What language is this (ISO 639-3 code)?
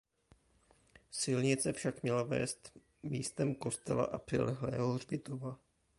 ces